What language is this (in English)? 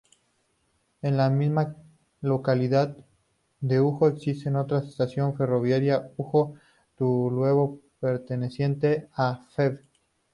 Spanish